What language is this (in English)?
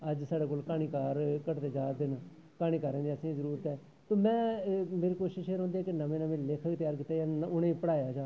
Dogri